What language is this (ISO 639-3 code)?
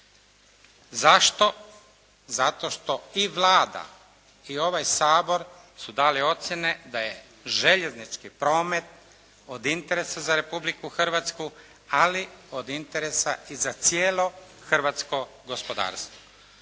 hrv